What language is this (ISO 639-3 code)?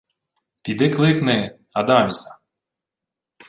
ukr